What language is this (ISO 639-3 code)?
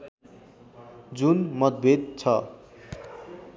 nep